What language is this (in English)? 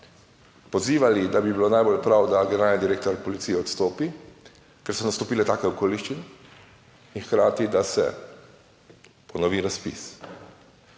Slovenian